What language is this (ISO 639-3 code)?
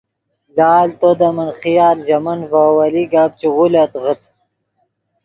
ydg